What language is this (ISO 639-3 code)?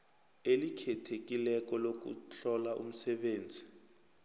nbl